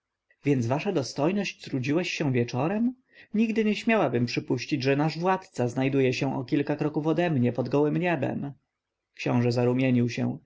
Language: Polish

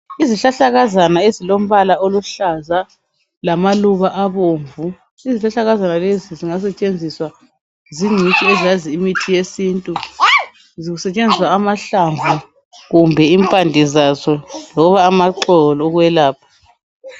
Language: North Ndebele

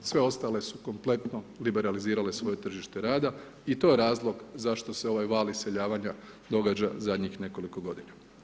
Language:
Croatian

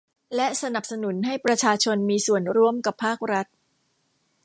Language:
Thai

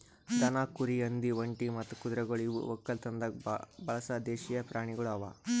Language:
Kannada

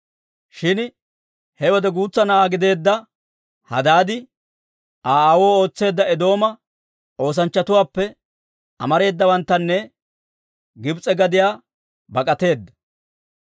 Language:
Dawro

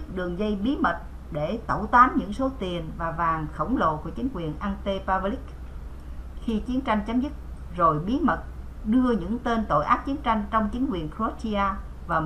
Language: Vietnamese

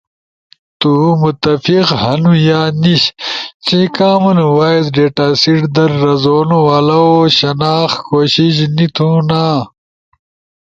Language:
Ushojo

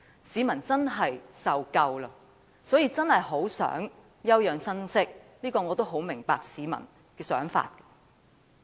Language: Cantonese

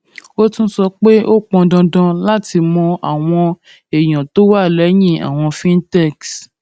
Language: Yoruba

